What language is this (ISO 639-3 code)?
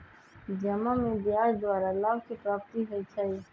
mag